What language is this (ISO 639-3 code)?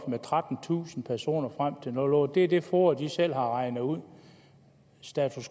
dan